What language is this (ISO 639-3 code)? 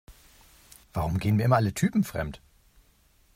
deu